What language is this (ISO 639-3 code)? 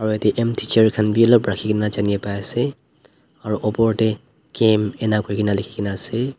nag